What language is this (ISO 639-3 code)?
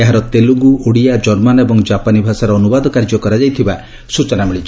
ori